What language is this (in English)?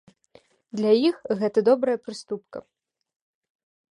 Belarusian